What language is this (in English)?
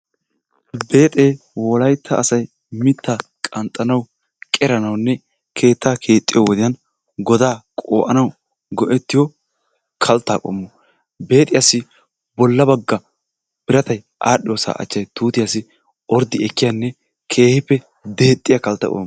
Wolaytta